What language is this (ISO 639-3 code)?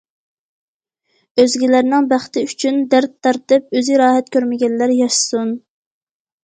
uig